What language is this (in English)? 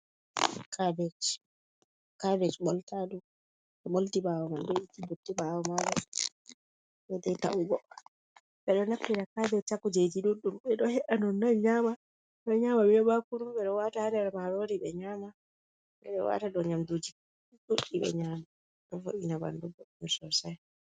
Fula